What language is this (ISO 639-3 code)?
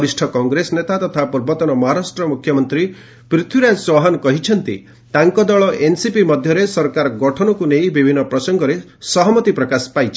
ori